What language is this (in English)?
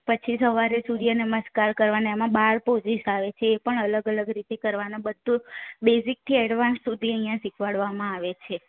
Gujarati